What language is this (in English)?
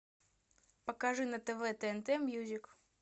Russian